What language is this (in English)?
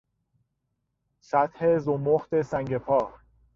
Persian